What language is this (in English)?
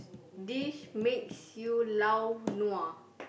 English